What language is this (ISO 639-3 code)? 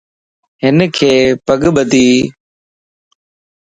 lss